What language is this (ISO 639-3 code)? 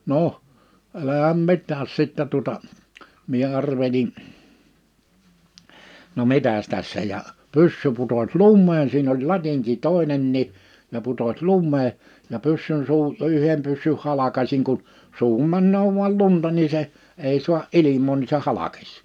fin